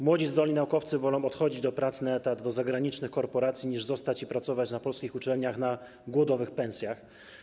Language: Polish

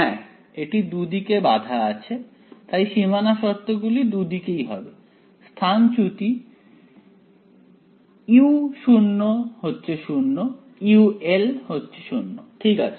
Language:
Bangla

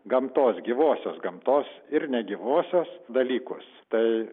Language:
Lithuanian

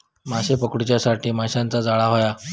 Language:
Marathi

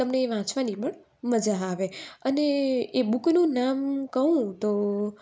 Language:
Gujarati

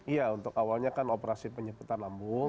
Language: Indonesian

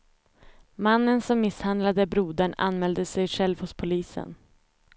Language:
Swedish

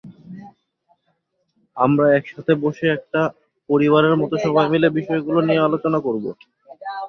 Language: Bangla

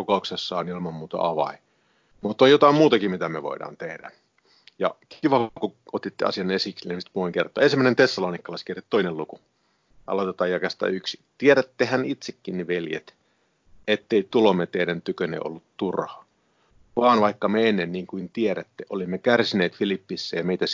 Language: Finnish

